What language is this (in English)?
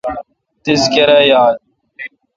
Kalkoti